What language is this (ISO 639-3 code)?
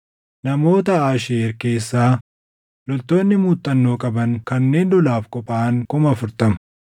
orm